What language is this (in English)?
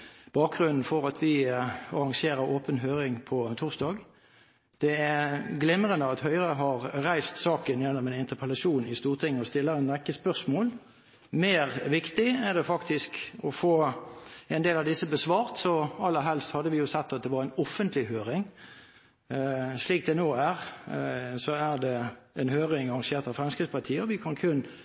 Norwegian Bokmål